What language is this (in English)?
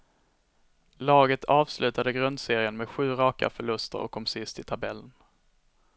Swedish